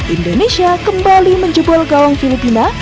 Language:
Indonesian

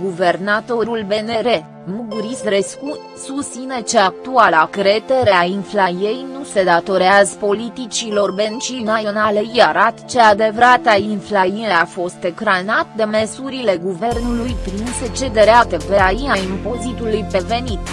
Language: Romanian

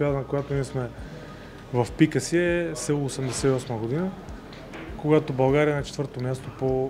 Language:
Bulgarian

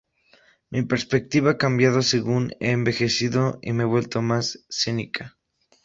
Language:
Spanish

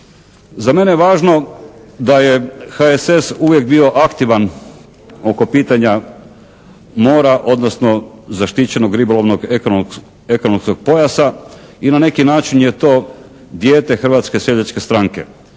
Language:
Croatian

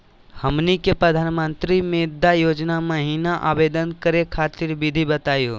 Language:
Magahi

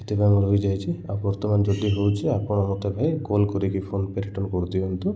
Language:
Odia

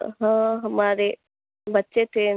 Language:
Urdu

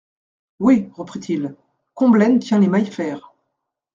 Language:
French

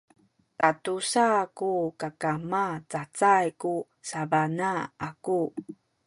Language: Sakizaya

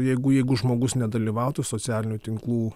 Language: Lithuanian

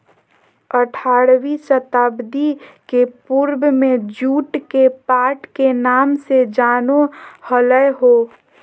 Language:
Magahi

